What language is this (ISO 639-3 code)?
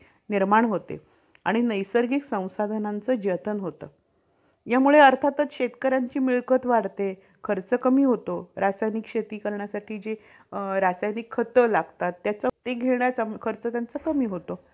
mar